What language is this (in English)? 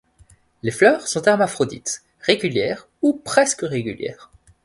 French